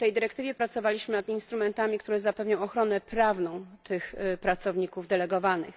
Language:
Polish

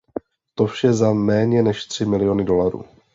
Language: Czech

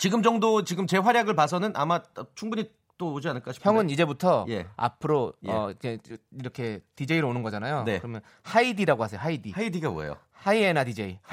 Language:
Korean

